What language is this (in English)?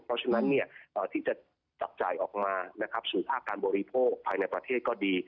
Thai